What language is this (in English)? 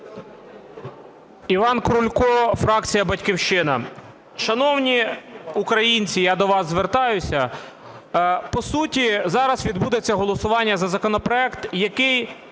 Ukrainian